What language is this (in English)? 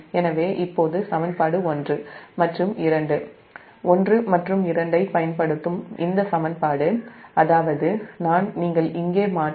Tamil